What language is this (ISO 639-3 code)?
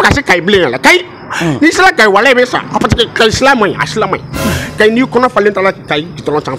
tha